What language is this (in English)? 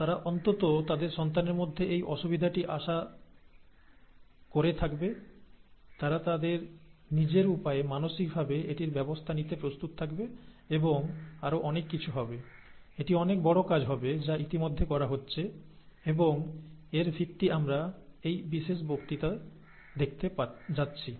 Bangla